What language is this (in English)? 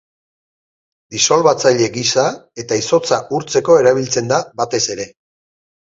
Basque